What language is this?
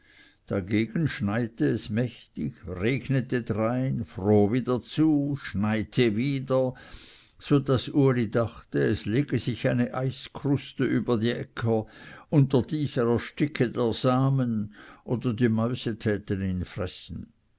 German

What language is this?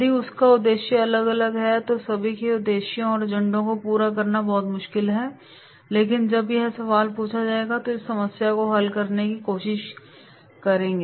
Hindi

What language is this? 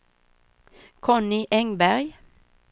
Swedish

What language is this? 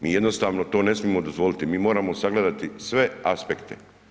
Croatian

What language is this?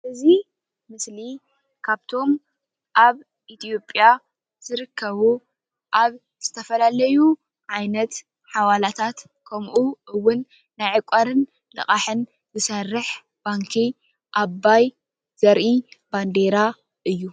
Tigrinya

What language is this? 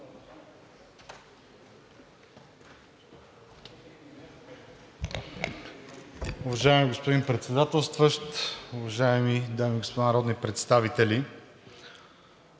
Bulgarian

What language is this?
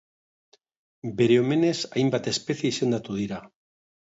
Basque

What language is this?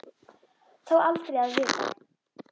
Icelandic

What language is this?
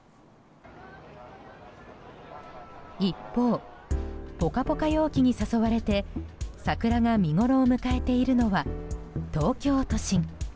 Japanese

